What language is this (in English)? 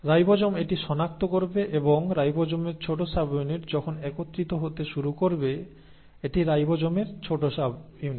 Bangla